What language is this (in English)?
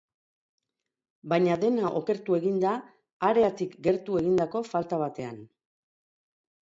Basque